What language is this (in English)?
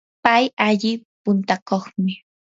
Yanahuanca Pasco Quechua